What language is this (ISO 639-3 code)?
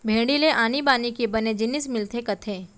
hne